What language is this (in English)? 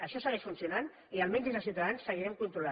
Catalan